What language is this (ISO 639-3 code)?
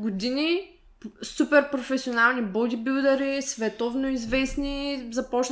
bul